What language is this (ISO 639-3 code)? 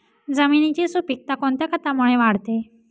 mar